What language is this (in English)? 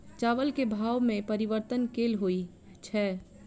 Maithili